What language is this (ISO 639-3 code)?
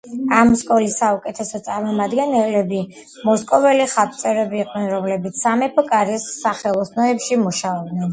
kat